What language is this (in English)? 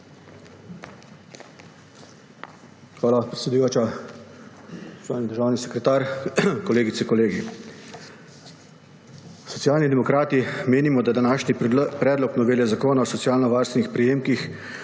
Slovenian